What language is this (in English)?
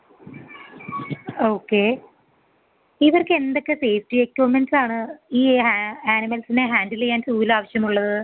Malayalam